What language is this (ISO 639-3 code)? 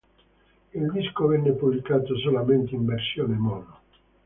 ita